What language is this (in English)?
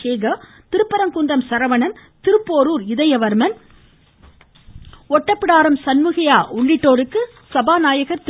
Tamil